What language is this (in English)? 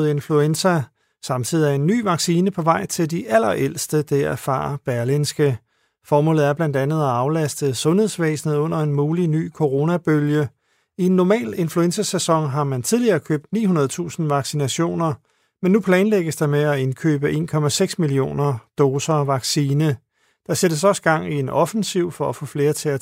Danish